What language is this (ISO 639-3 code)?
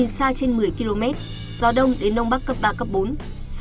vie